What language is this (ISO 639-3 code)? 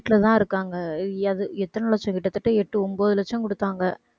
tam